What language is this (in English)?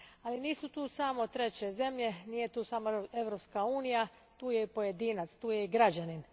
Croatian